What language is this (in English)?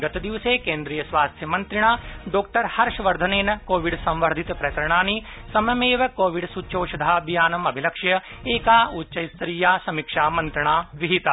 Sanskrit